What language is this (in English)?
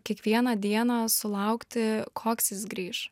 Lithuanian